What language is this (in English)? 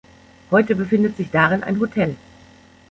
German